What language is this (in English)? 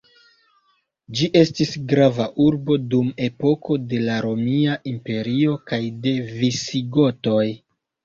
Esperanto